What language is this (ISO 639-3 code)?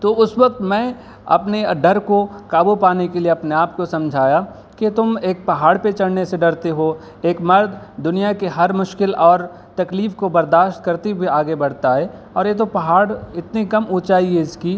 urd